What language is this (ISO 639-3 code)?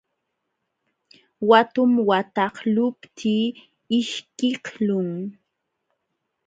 qxw